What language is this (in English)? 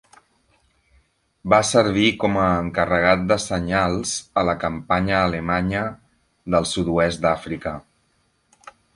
Catalan